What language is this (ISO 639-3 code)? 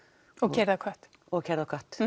isl